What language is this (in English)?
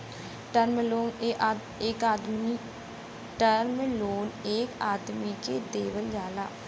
Bhojpuri